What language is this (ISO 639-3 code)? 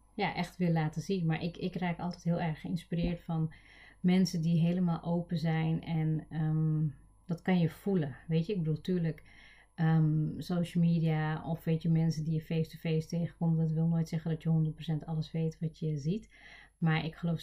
nld